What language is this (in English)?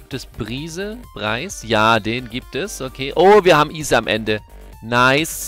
German